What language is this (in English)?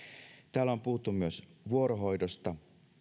Finnish